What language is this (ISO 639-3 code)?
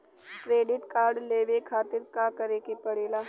bho